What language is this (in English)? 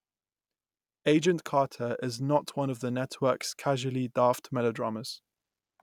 English